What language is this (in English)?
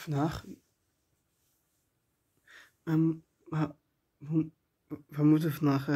Dutch